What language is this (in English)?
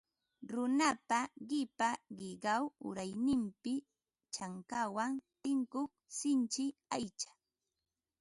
Ambo-Pasco Quechua